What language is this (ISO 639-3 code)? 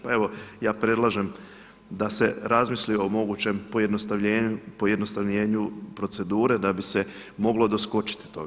hrv